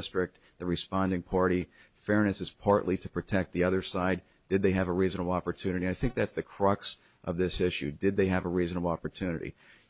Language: English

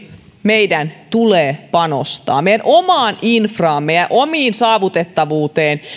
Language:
Finnish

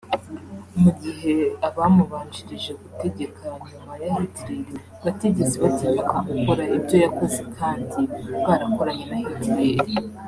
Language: Kinyarwanda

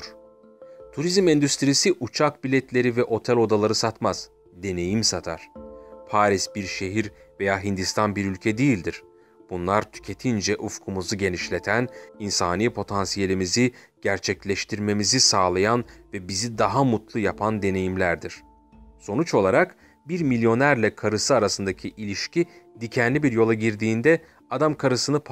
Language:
Turkish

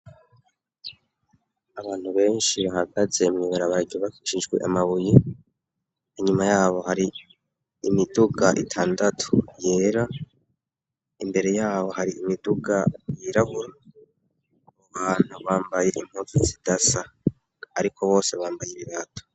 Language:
Rundi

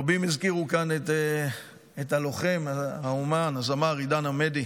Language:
Hebrew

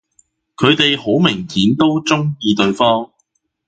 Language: Cantonese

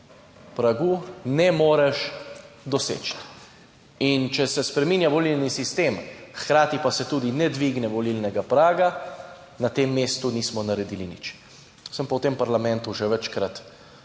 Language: Slovenian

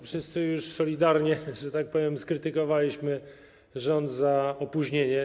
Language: Polish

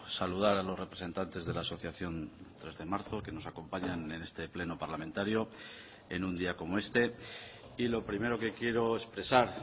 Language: Spanish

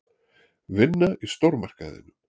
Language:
Icelandic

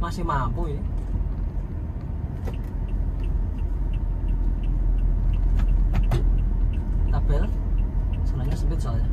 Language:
Indonesian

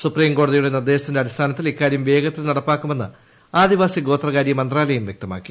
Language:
Malayalam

